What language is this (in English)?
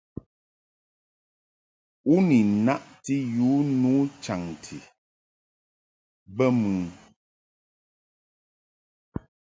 Mungaka